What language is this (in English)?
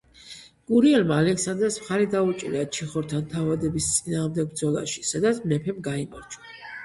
Georgian